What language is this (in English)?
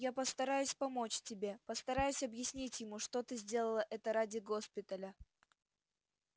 Russian